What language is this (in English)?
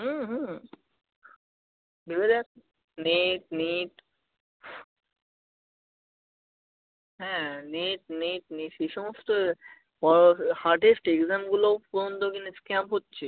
Bangla